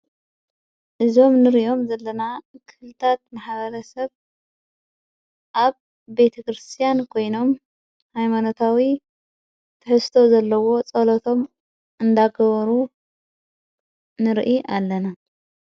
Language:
Tigrinya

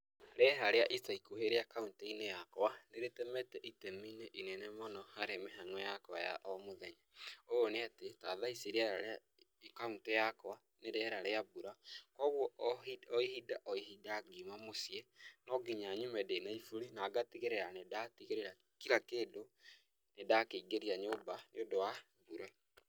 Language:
Kikuyu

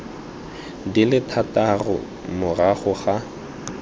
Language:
Tswana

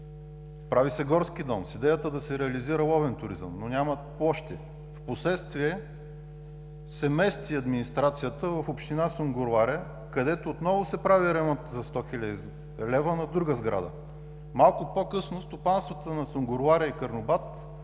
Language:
Bulgarian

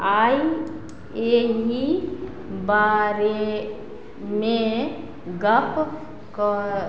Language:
Maithili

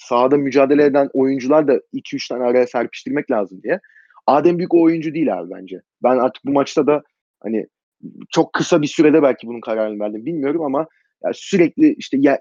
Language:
Turkish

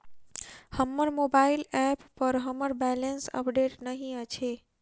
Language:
Maithili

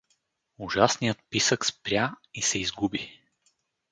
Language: Bulgarian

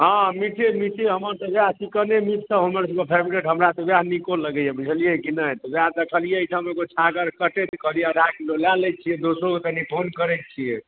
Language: Maithili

